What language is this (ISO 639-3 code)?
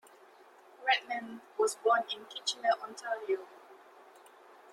eng